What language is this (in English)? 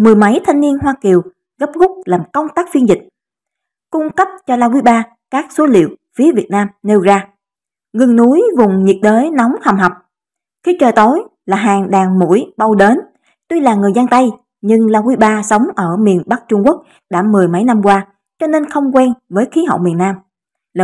Vietnamese